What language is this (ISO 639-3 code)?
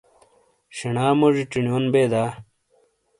scl